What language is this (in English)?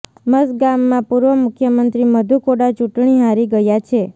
Gujarati